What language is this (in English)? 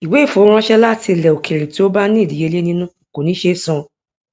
Yoruba